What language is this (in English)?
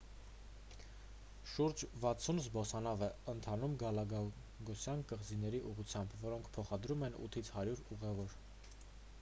Armenian